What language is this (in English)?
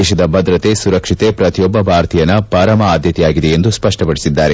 Kannada